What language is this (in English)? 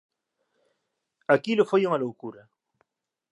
Galician